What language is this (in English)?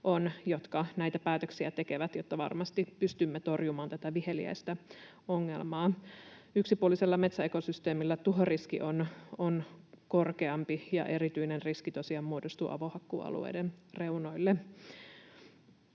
Finnish